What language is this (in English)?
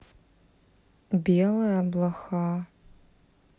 Russian